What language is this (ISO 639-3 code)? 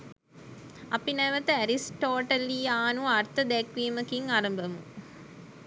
sin